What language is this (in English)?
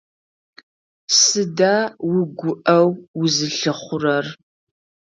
Adyghe